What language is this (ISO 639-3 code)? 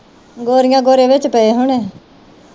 pan